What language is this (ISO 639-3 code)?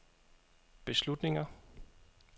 dan